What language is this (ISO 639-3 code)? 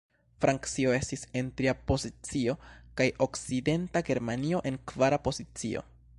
epo